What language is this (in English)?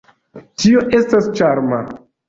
Esperanto